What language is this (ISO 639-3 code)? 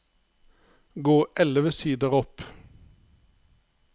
nor